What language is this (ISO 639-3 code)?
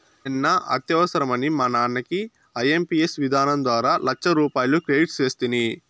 tel